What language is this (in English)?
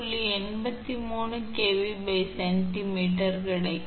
Tamil